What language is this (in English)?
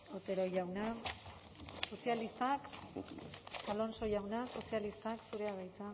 Basque